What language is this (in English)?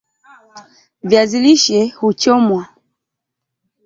Swahili